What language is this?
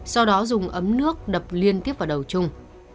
Vietnamese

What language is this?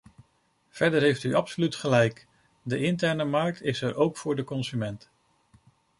Dutch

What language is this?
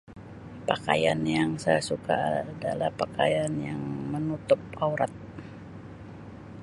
Sabah Malay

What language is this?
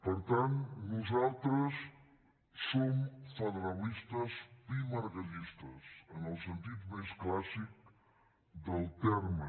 Catalan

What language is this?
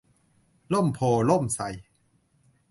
Thai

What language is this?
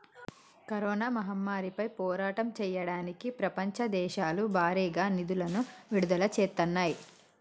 Telugu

